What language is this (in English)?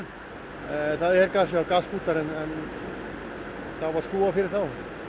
Icelandic